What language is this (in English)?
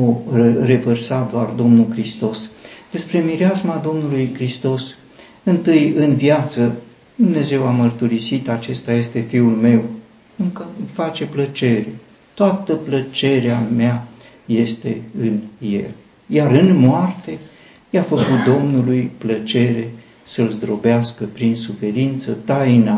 Romanian